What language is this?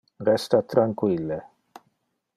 Interlingua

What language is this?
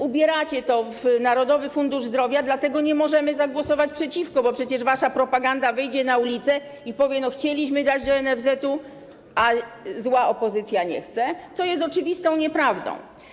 Polish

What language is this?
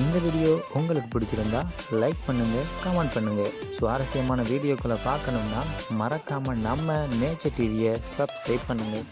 Tamil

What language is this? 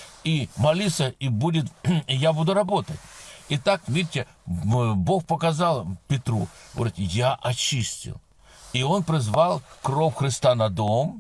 Russian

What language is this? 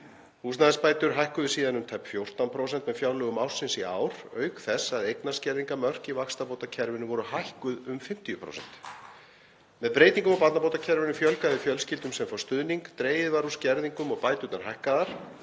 Icelandic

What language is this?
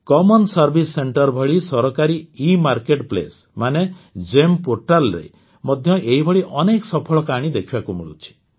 Odia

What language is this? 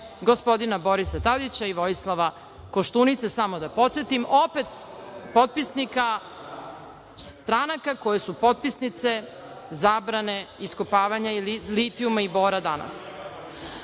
Serbian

